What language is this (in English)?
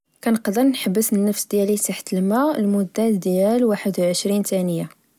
Moroccan Arabic